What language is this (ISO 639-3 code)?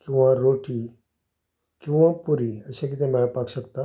kok